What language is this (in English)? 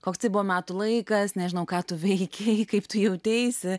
Lithuanian